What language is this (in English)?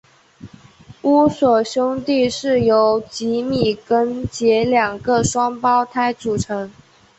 Chinese